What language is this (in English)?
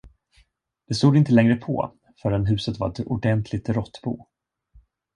Swedish